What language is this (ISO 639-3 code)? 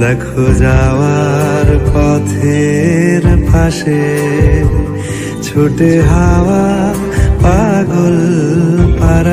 ara